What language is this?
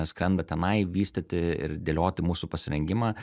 Lithuanian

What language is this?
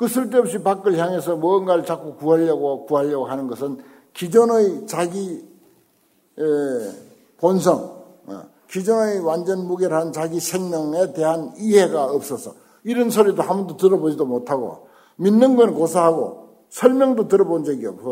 Korean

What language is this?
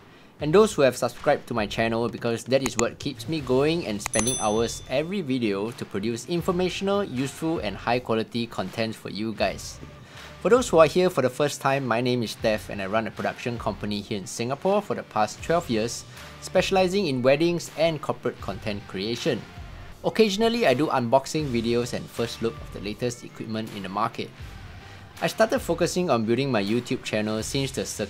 English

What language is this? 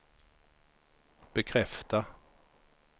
Swedish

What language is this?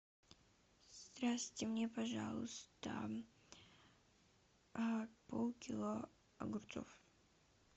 Russian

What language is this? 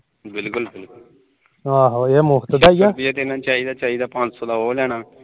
Punjabi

